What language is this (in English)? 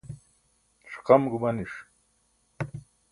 Burushaski